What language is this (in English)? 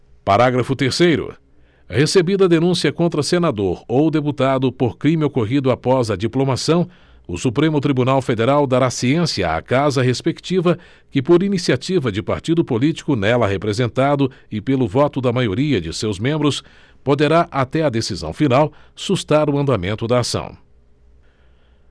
Portuguese